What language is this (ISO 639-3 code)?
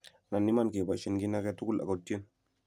kln